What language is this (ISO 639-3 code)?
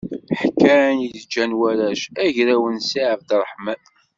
kab